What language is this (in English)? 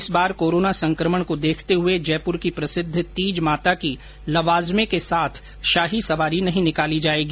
Hindi